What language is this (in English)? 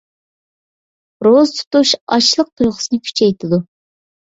Uyghur